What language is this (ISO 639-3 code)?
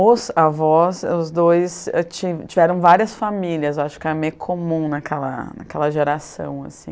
por